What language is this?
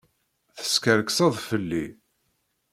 Kabyle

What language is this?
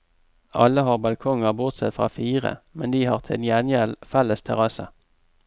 Norwegian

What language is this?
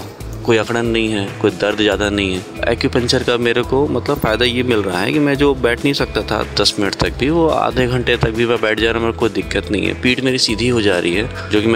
Hindi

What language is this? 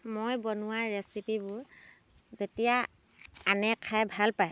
Assamese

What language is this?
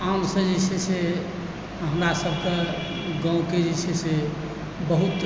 Maithili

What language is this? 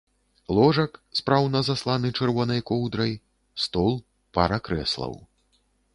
Belarusian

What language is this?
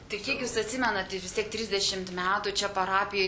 Lithuanian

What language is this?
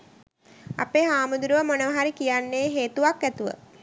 Sinhala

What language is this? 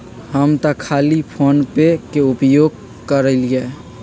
Magahi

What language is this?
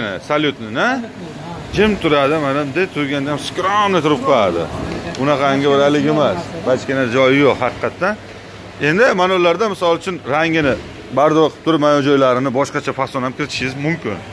Turkish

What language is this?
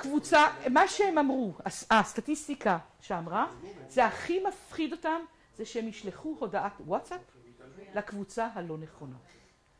Hebrew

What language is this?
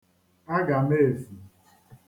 Igbo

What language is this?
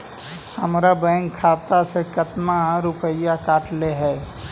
Magahi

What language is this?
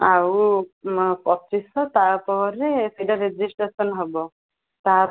Odia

